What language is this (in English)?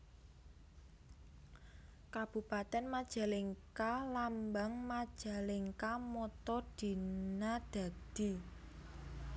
Javanese